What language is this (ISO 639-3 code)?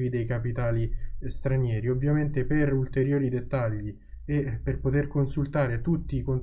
ita